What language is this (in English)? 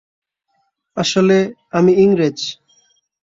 Bangla